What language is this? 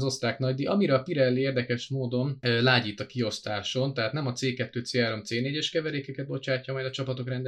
Hungarian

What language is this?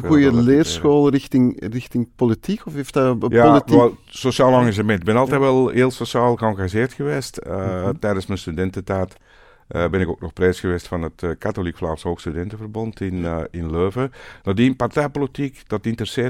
Dutch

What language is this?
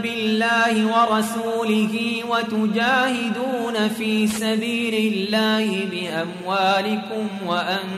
Arabic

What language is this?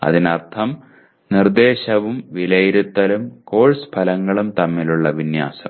Malayalam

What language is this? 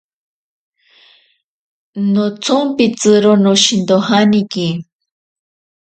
Ashéninka Perené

